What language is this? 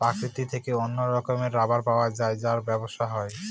Bangla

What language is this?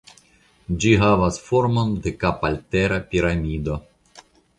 Esperanto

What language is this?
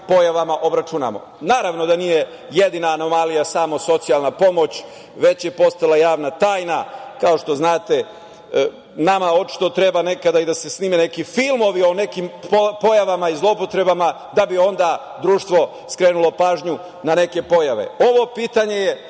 Serbian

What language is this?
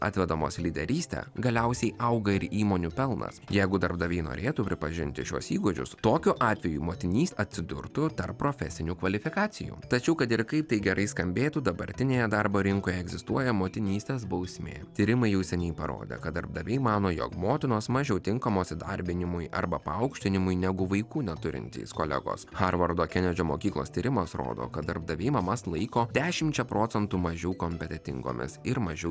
Lithuanian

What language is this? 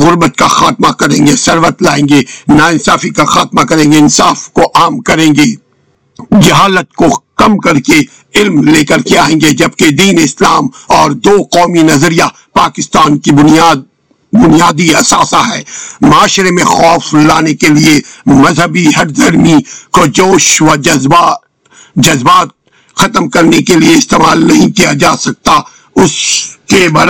Urdu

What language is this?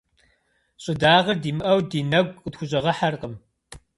Kabardian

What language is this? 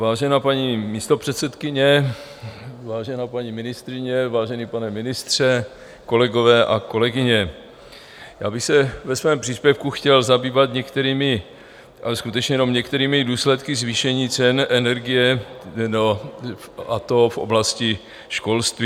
Czech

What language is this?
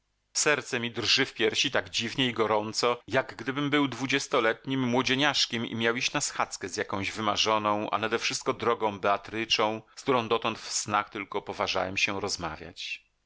Polish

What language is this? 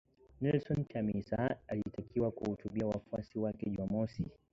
Swahili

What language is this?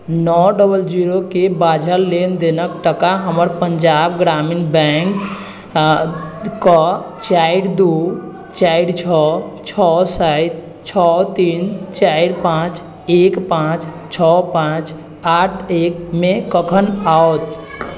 Maithili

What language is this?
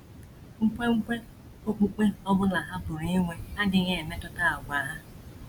Igbo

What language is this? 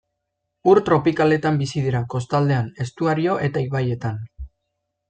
Basque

